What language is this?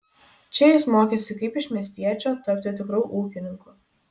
Lithuanian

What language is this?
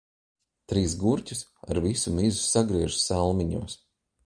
Latvian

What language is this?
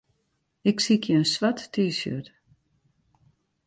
Western Frisian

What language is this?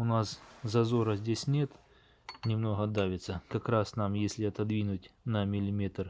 Russian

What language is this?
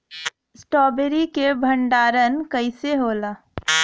Bhojpuri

